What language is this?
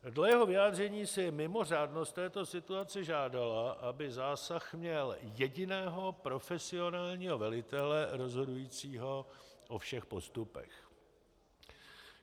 Czech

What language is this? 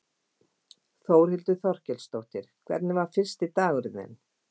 Icelandic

